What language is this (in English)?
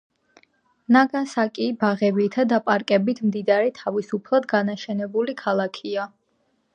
Georgian